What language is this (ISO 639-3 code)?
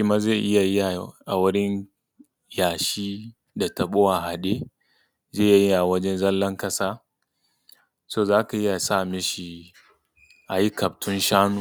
hau